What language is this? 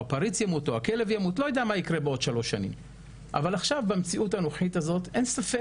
Hebrew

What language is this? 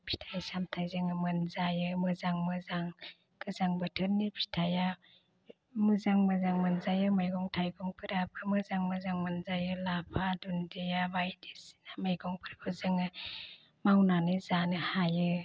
Bodo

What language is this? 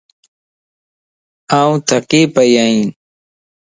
Lasi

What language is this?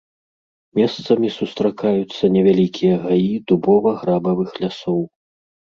Belarusian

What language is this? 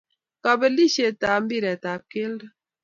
Kalenjin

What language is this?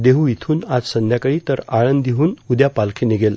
Marathi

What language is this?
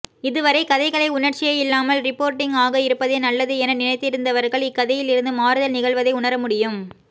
Tamil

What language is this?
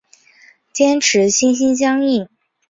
Chinese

